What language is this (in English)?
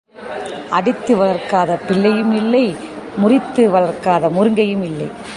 Tamil